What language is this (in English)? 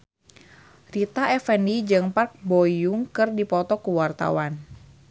Sundanese